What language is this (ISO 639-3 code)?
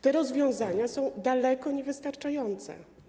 pol